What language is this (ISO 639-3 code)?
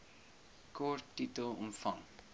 afr